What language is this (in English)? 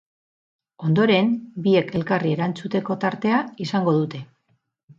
Basque